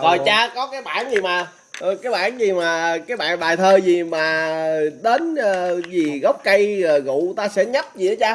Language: Vietnamese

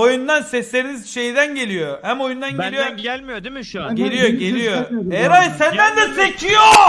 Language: Turkish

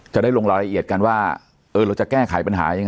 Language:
Thai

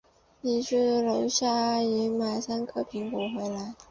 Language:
Chinese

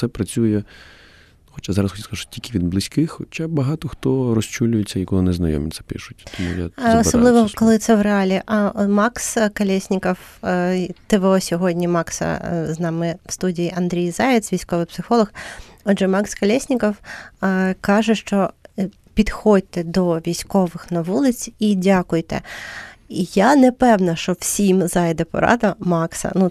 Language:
Ukrainian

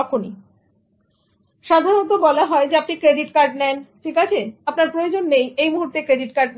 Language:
Bangla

